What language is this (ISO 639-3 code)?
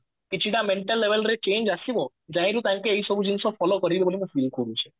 ori